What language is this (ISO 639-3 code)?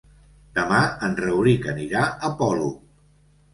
cat